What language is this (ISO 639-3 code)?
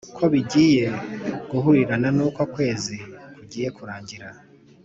kin